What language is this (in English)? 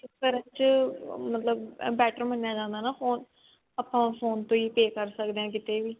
Punjabi